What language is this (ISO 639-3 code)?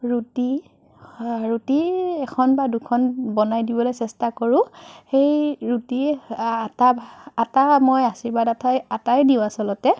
asm